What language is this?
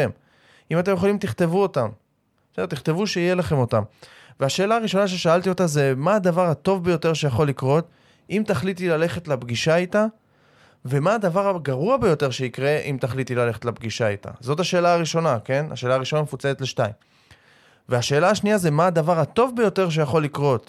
Hebrew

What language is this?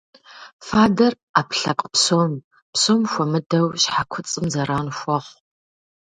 Kabardian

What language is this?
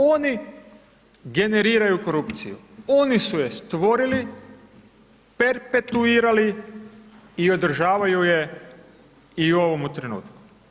Croatian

